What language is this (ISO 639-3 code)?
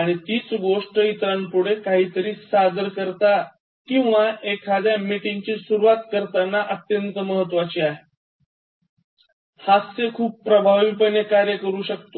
mar